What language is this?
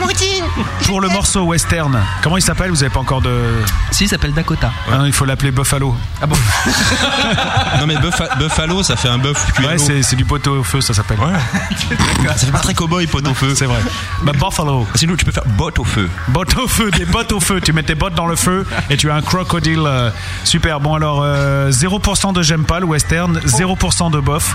French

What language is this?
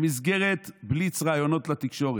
Hebrew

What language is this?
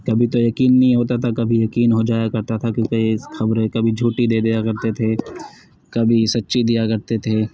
Urdu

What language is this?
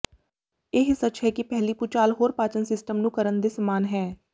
Punjabi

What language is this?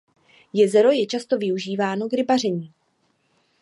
Czech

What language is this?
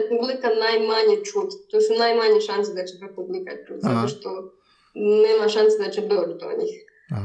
Croatian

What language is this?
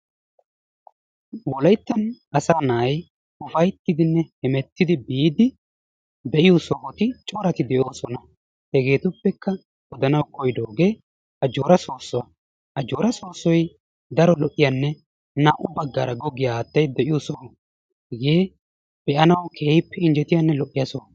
Wolaytta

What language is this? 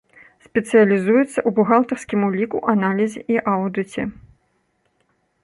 Belarusian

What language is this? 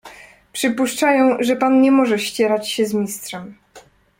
Polish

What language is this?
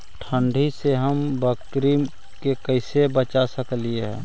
Magahi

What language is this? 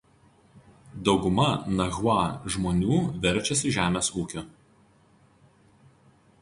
Lithuanian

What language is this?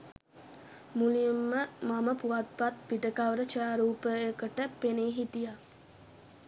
Sinhala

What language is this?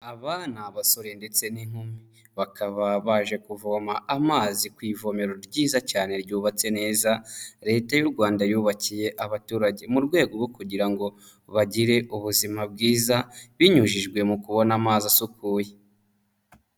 Kinyarwanda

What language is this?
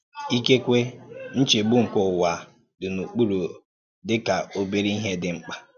Igbo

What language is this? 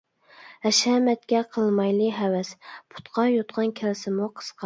Uyghur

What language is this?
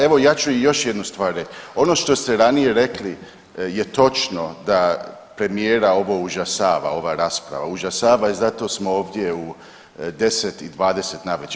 Croatian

